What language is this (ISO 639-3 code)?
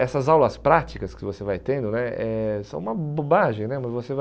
por